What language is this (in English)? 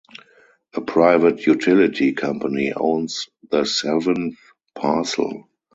English